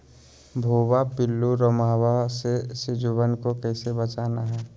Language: Magahi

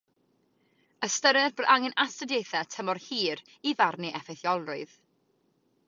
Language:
Welsh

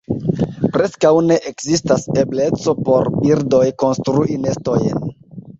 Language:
Esperanto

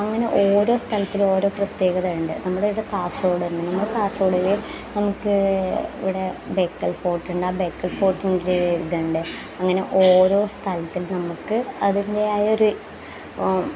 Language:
Malayalam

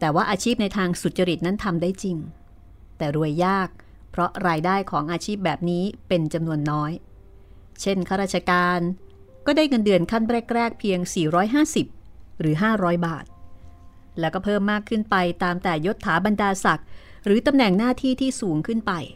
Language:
Thai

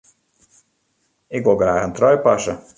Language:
Western Frisian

